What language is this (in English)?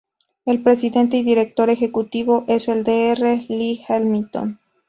Spanish